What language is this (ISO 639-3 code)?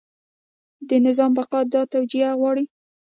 pus